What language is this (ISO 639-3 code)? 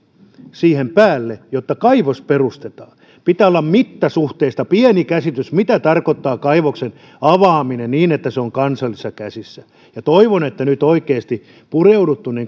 fin